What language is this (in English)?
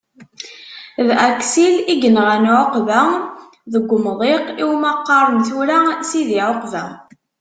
Kabyle